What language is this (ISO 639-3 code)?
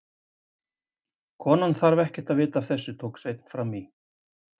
isl